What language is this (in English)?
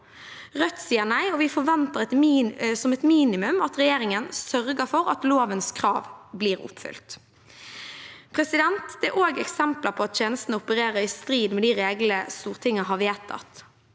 Norwegian